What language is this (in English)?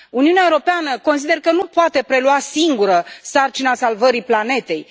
Romanian